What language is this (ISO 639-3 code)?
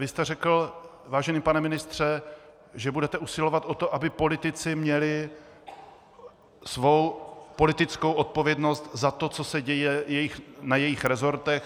ces